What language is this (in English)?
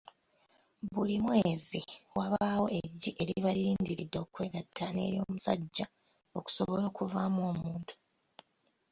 Ganda